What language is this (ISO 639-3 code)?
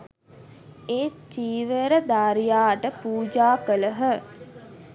sin